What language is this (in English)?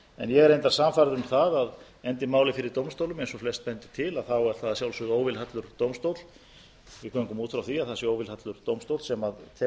Icelandic